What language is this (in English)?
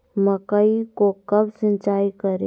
Magahi